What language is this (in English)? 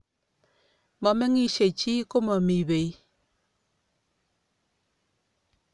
Kalenjin